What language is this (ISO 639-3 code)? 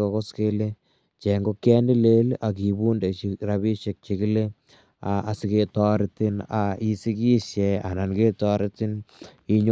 kln